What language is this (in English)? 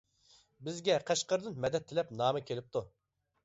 Uyghur